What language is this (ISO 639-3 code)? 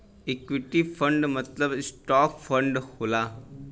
bho